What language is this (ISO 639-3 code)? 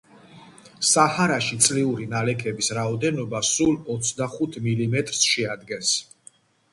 kat